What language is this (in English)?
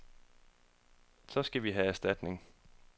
Danish